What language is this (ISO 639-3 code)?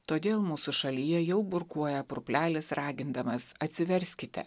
lit